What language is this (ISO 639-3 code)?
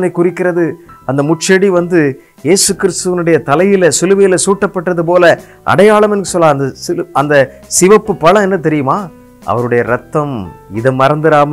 ara